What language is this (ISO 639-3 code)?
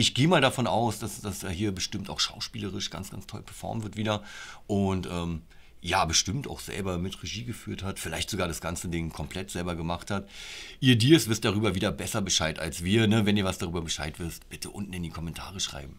deu